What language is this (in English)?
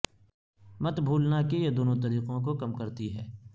Urdu